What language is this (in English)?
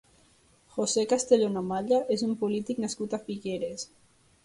Catalan